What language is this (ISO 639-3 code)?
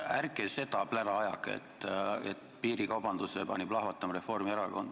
est